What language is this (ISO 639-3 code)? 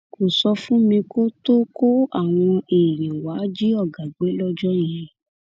yor